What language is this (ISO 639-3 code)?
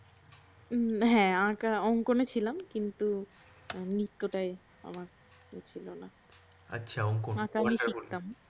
ben